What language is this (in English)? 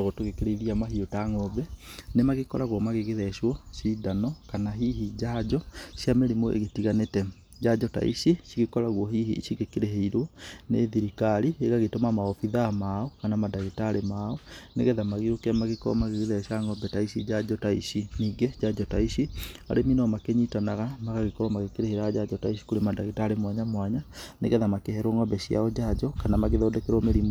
Kikuyu